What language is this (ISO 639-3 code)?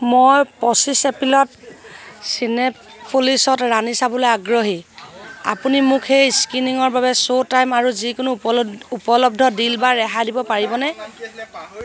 asm